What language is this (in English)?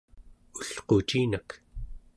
Central Yupik